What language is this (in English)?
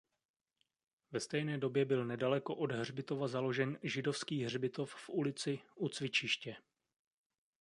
Czech